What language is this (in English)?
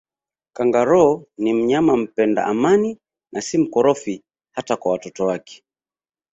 Swahili